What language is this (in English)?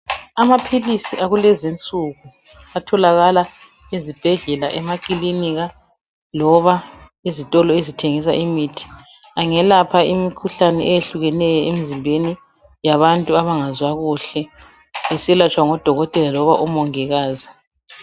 North Ndebele